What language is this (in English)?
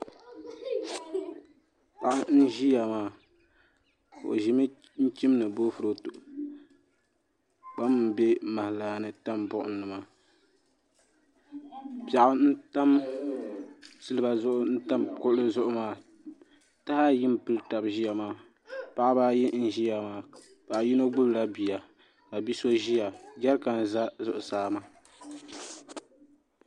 Dagbani